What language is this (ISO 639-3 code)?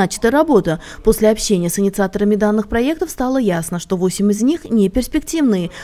rus